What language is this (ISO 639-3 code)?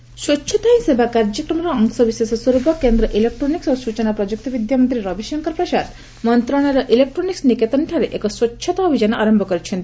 ori